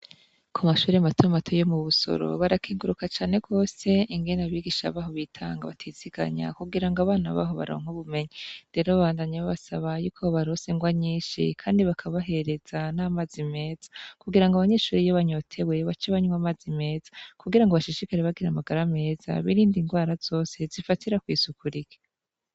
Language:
Rundi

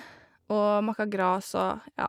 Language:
Norwegian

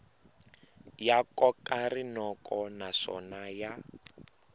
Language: Tsonga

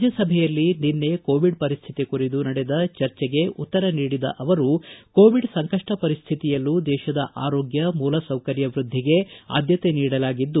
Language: Kannada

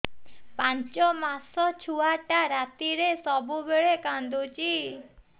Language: Odia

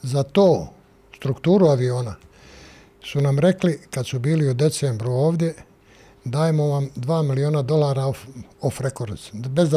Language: Croatian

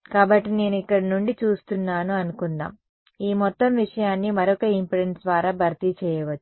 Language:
Telugu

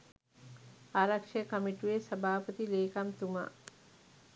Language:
Sinhala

